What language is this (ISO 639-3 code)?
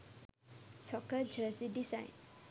sin